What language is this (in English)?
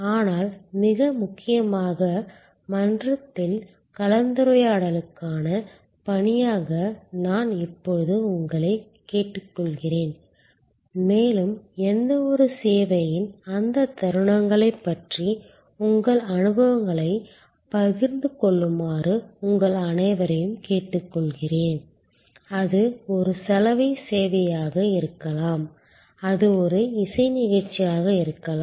Tamil